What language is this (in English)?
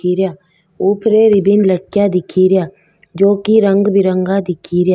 Rajasthani